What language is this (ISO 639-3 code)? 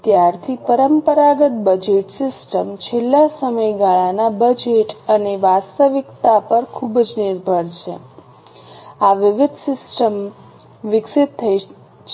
guj